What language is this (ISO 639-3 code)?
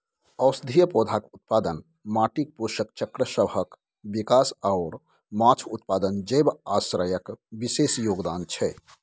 mai